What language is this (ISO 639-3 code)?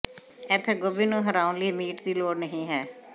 pan